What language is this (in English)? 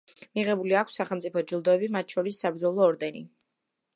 Georgian